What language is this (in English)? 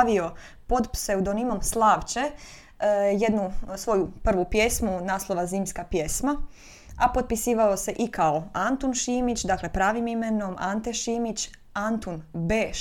Croatian